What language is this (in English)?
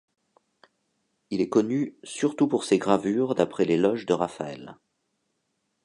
French